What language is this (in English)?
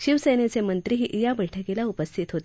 Marathi